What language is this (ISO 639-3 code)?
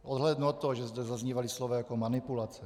ces